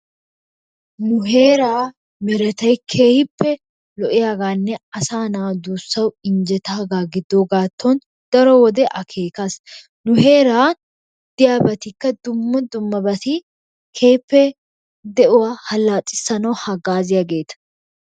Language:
Wolaytta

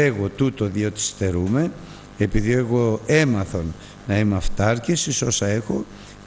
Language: Greek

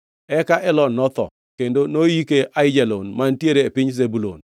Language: Luo (Kenya and Tanzania)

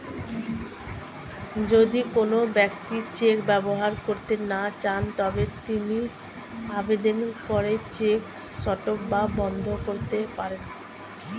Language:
Bangla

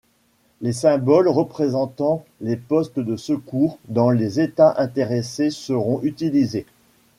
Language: French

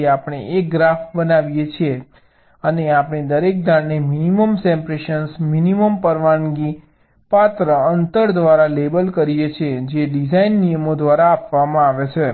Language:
Gujarati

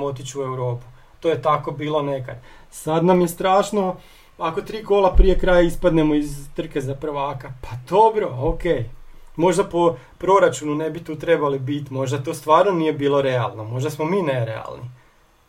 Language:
Croatian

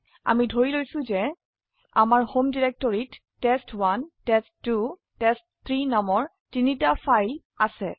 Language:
Assamese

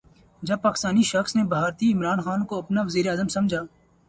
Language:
Urdu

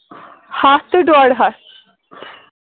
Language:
Kashmiri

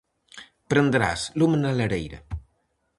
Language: Galician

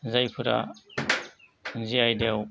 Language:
Bodo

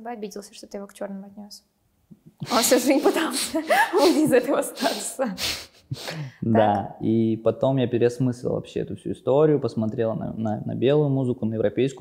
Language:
Russian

